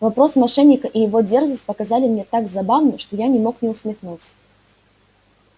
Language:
Russian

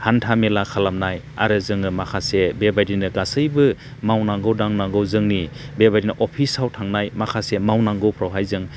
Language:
Bodo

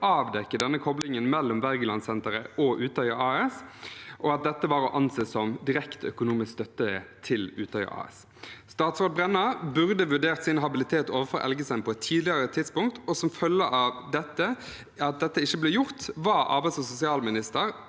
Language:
Norwegian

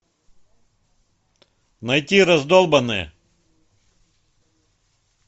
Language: Russian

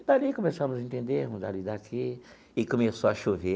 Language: Portuguese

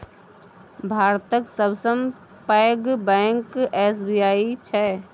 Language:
Maithili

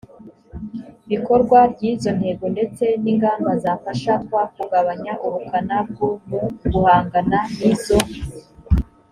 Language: Kinyarwanda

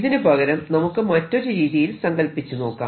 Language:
Malayalam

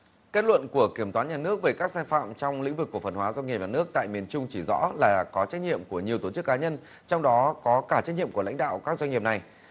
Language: Vietnamese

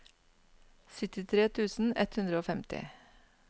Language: Norwegian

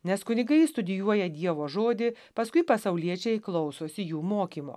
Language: Lithuanian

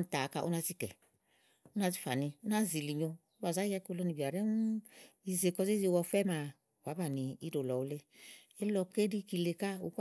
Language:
Igo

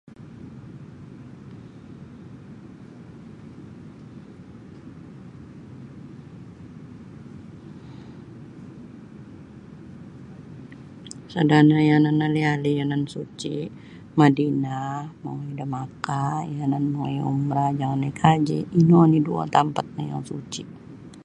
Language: Sabah Bisaya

